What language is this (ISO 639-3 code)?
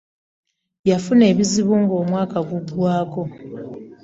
lug